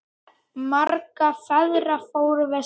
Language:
Icelandic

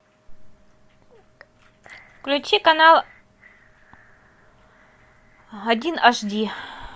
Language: Russian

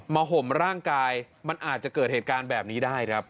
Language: Thai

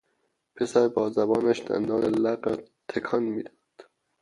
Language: Persian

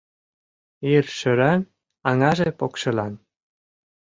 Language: Mari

